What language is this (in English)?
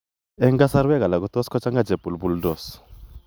Kalenjin